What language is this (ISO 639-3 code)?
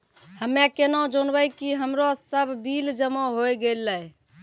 mai